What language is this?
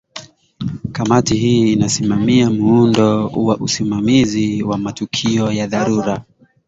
Swahili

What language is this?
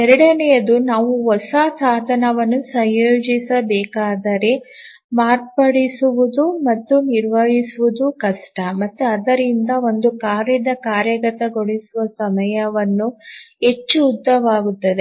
Kannada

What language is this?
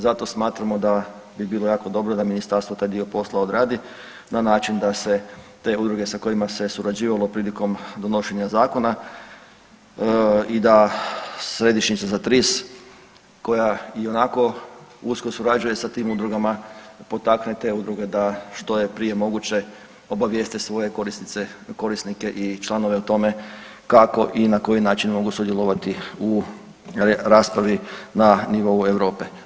Croatian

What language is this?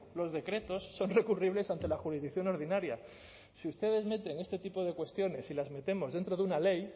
Spanish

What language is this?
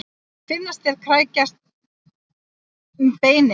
Icelandic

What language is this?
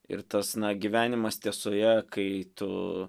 Lithuanian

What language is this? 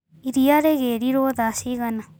Kikuyu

